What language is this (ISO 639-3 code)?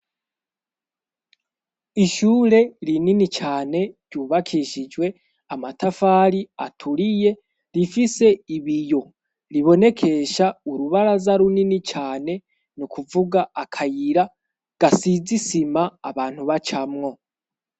run